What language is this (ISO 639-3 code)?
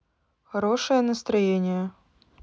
rus